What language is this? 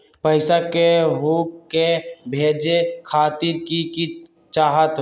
Magahi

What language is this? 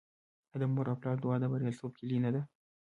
Pashto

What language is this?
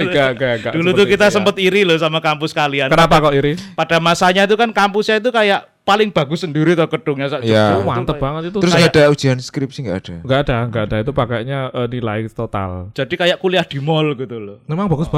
Indonesian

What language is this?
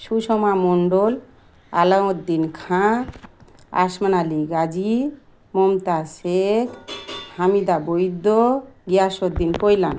Bangla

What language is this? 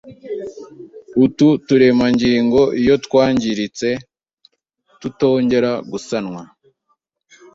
Kinyarwanda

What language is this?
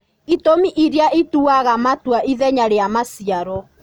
Kikuyu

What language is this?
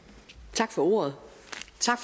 Danish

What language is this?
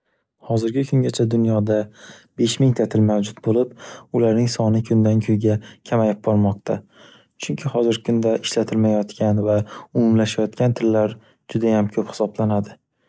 Uzbek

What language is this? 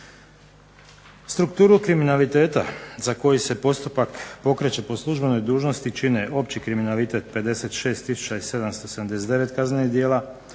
Croatian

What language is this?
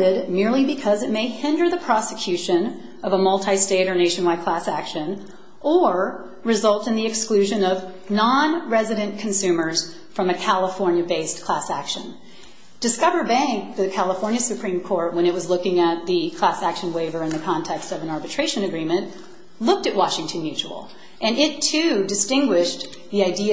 English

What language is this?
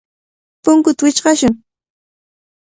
Cajatambo North Lima Quechua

